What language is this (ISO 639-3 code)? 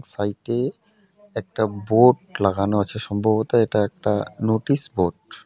ben